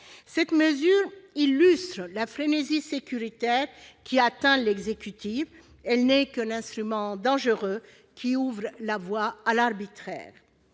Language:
French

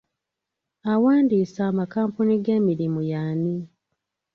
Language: Ganda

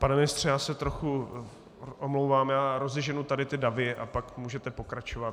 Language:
Czech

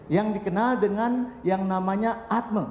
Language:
Indonesian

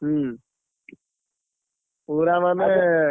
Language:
Odia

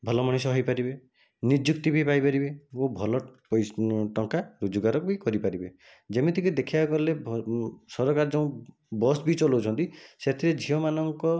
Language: Odia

